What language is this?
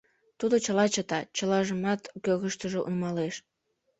Mari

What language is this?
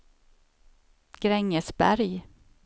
Swedish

